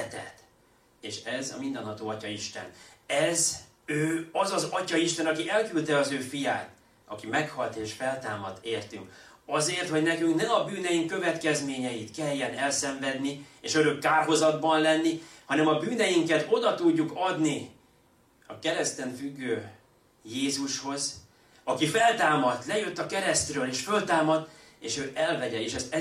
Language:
Hungarian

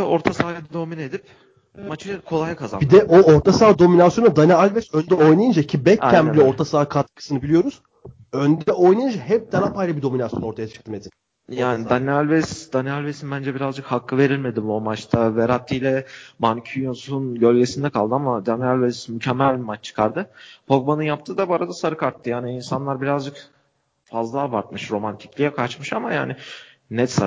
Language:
Turkish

